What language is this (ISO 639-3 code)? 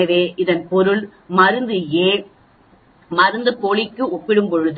tam